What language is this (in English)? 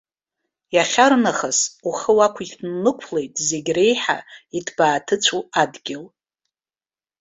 Abkhazian